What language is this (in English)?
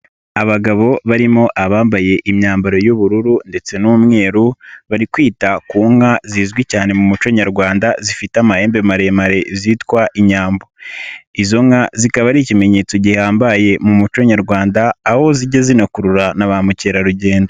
Kinyarwanda